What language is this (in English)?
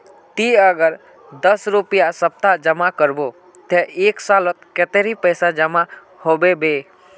Magahi